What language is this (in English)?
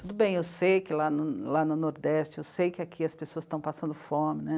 Portuguese